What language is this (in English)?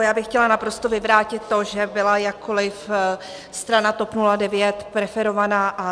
Czech